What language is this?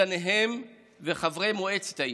Hebrew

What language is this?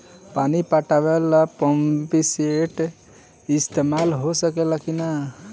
Bhojpuri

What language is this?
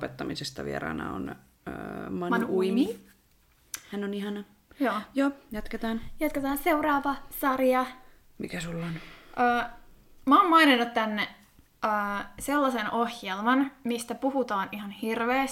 Finnish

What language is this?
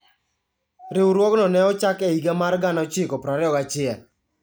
Luo (Kenya and Tanzania)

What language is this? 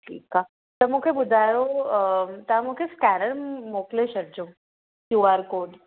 Sindhi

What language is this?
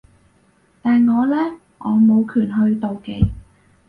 Cantonese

